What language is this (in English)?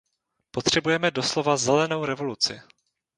Czech